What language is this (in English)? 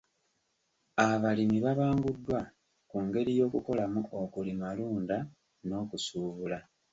Ganda